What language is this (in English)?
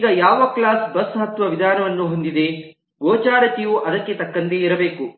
Kannada